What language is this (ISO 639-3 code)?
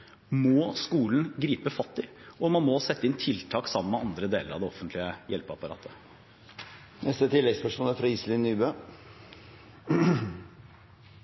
nor